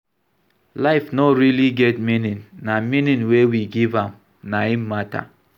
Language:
Nigerian Pidgin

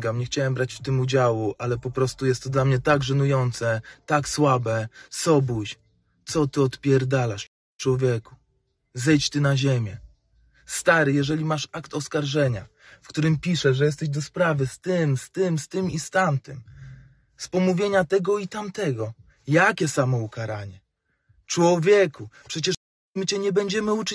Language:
Polish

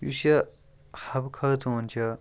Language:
Kashmiri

